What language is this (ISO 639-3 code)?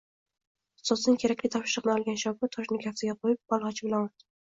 uzb